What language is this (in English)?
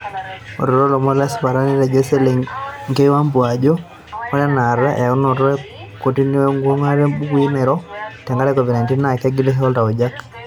Masai